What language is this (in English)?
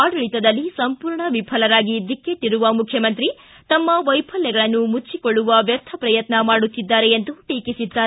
Kannada